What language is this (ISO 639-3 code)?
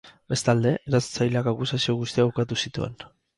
eus